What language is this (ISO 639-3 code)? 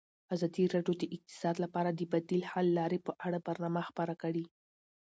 pus